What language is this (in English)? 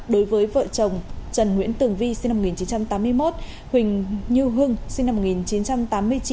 Vietnamese